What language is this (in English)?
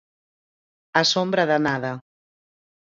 Galician